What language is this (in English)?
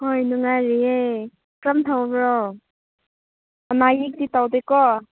Manipuri